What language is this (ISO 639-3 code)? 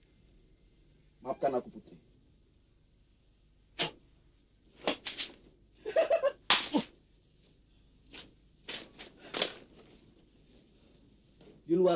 ind